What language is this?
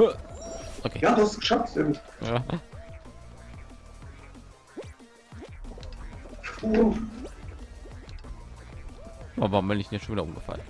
German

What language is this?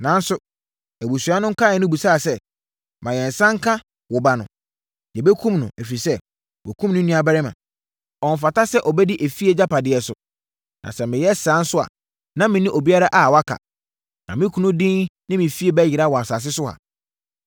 Akan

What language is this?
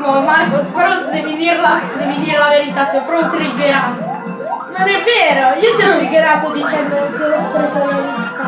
Italian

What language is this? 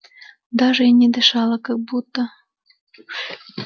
Russian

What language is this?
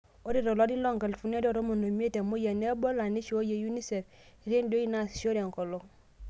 Masai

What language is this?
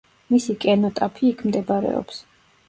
Georgian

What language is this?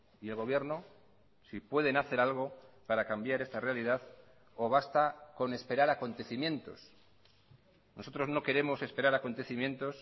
Spanish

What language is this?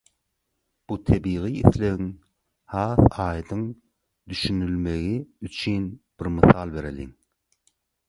Turkmen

